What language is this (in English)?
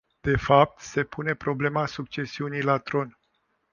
Romanian